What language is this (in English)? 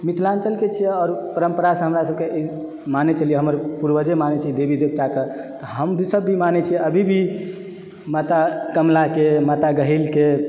Maithili